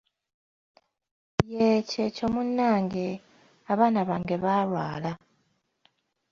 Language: Ganda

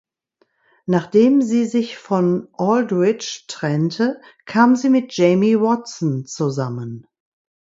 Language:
German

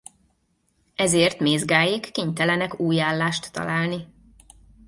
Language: Hungarian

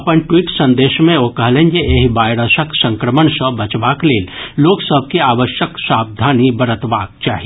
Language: Maithili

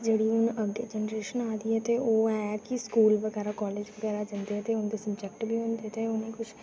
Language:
Dogri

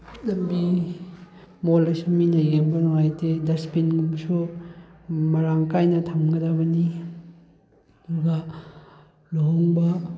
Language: Manipuri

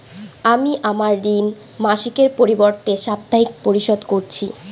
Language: Bangla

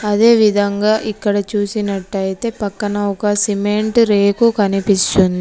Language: Telugu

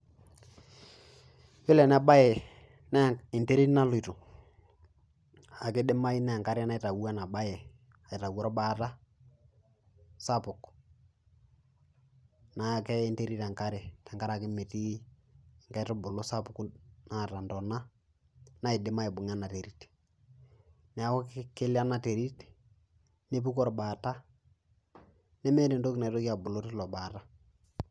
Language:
Masai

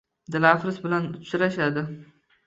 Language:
Uzbek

